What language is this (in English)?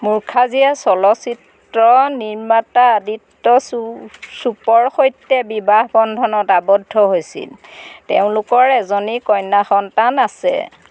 Assamese